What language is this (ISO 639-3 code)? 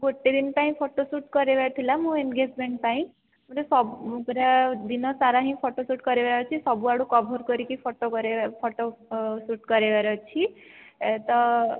ori